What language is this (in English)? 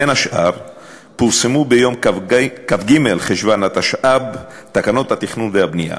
Hebrew